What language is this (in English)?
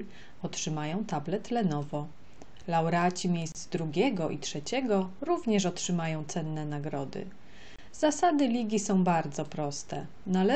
Polish